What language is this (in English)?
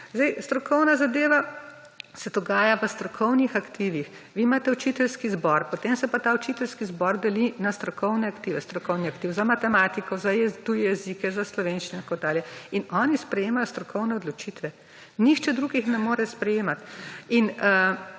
Slovenian